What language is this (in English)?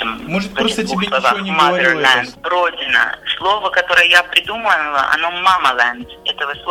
Russian